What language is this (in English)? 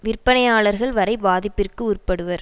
Tamil